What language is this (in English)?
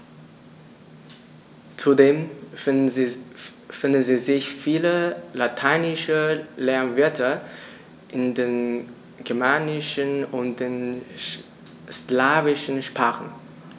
German